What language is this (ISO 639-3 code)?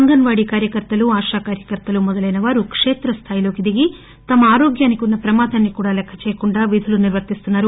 tel